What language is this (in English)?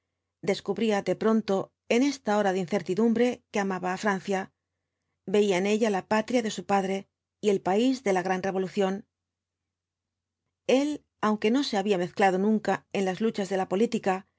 Spanish